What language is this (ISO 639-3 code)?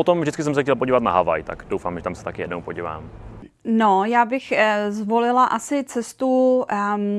ces